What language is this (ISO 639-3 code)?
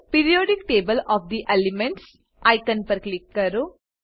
guj